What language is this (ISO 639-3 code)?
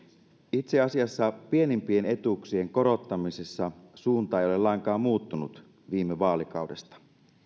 fin